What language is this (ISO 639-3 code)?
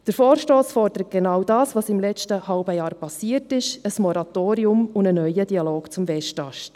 gsw